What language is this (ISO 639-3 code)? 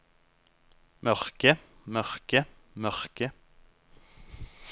nor